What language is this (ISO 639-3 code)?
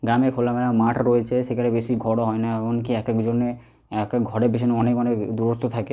ben